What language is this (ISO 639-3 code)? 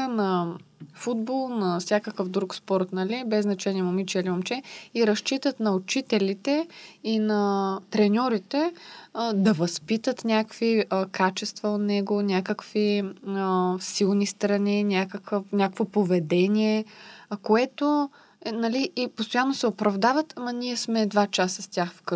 bul